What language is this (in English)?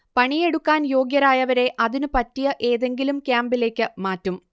Malayalam